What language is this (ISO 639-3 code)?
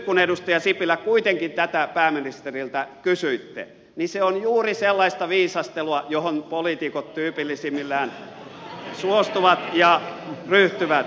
fin